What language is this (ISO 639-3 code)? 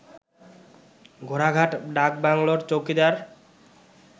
ben